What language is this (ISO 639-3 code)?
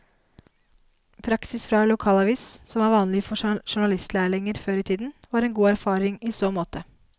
nor